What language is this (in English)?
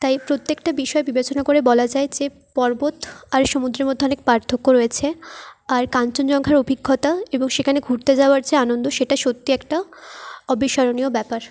Bangla